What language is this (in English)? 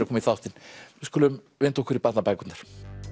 Icelandic